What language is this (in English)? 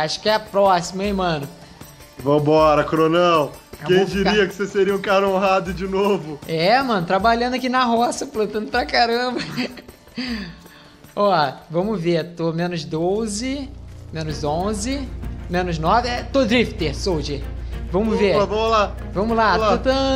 Portuguese